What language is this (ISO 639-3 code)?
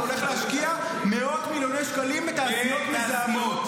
heb